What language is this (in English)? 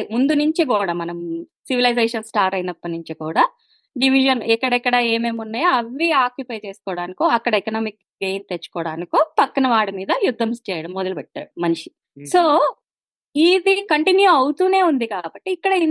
Telugu